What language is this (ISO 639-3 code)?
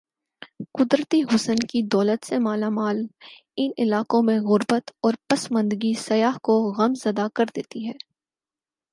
urd